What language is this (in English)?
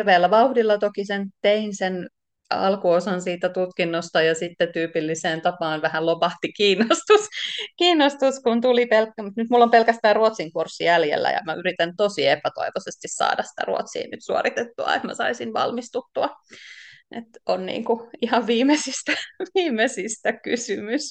Finnish